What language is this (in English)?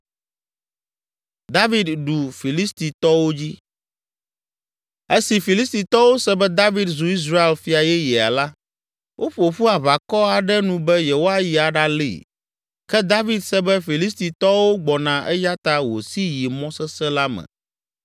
Ewe